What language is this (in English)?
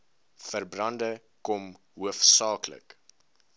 Afrikaans